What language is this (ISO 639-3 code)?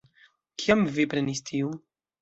epo